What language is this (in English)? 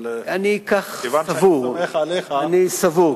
Hebrew